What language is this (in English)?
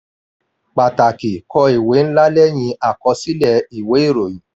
Yoruba